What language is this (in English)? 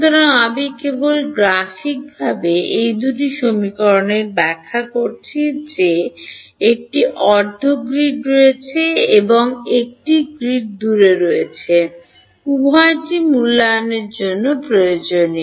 Bangla